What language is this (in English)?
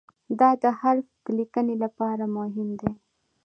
Pashto